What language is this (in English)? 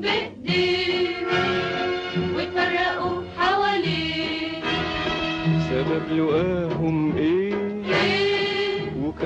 Arabic